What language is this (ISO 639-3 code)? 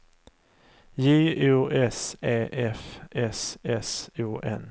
swe